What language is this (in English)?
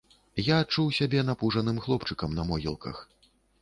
Belarusian